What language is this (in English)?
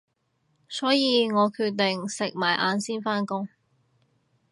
Cantonese